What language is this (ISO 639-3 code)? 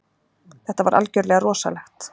isl